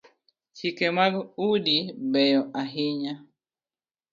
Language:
Luo (Kenya and Tanzania)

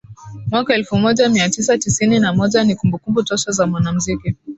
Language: Swahili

